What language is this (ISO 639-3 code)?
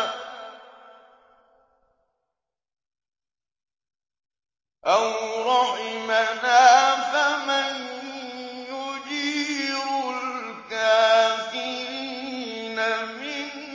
ara